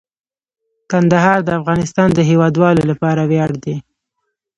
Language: Pashto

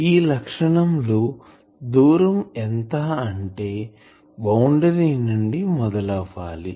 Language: Telugu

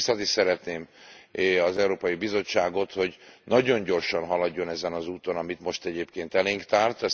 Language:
Hungarian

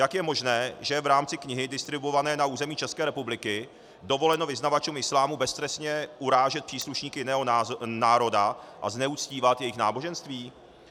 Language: Czech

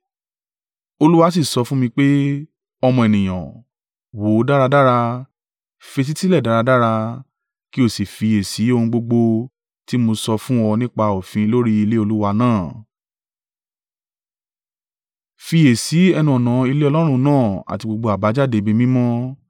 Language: Yoruba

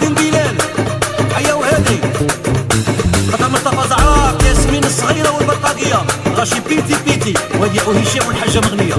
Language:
Arabic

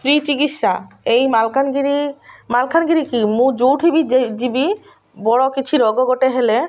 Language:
Odia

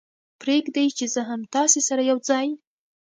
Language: Pashto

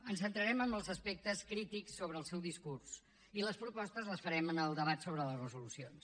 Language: Catalan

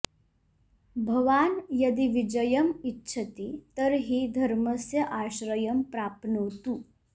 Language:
Sanskrit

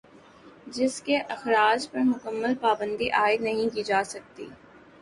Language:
Urdu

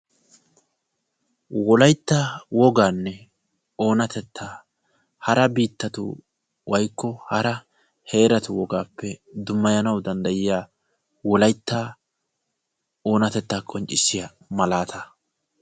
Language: Wolaytta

